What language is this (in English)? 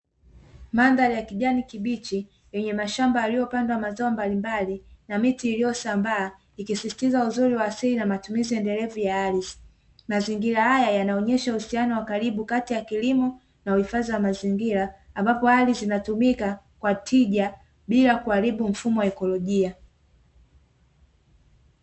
Swahili